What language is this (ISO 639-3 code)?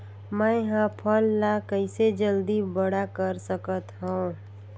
hne